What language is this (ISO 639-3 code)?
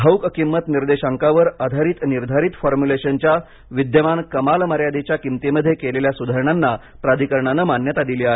mar